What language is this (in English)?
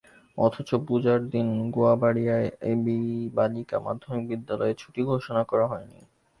Bangla